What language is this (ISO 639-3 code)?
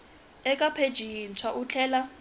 tso